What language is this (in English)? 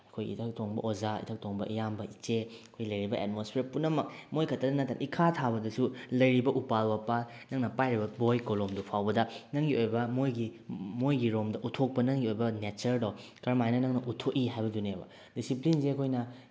Manipuri